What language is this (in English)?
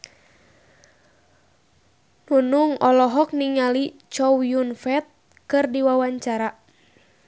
Sundanese